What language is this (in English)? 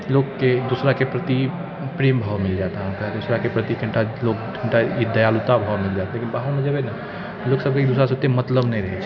Maithili